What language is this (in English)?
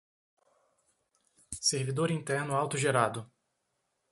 Portuguese